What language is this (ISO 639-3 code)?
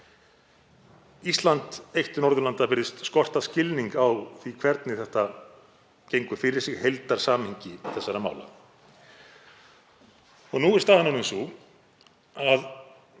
isl